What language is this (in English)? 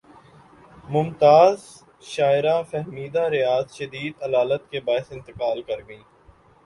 Urdu